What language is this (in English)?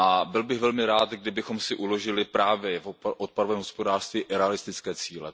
Czech